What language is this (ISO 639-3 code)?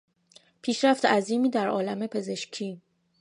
fas